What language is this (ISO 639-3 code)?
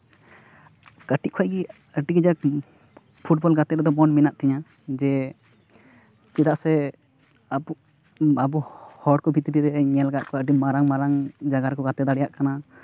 sat